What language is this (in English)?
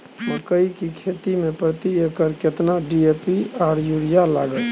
Maithili